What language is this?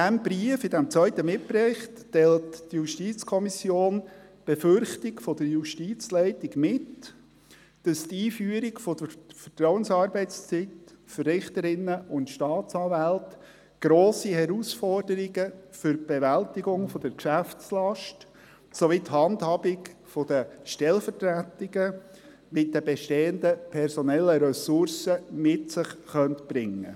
Swiss German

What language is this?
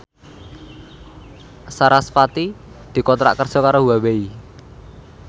Javanese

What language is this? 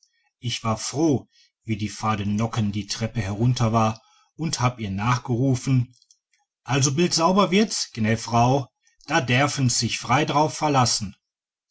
German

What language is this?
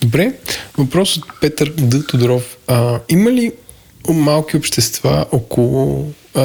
Bulgarian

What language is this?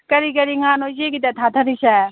Manipuri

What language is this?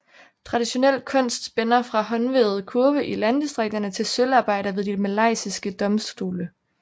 Danish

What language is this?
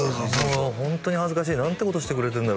Japanese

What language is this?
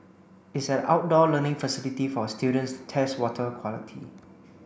English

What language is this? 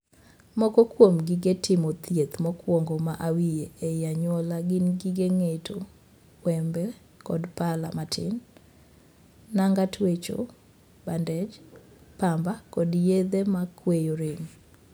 Luo (Kenya and Tanzania)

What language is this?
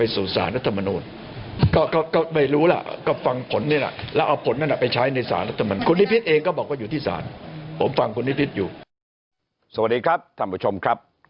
Thai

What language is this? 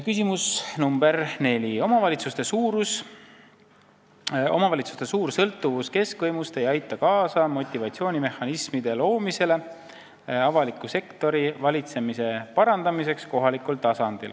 Estonian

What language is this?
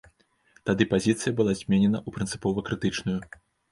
Belarusian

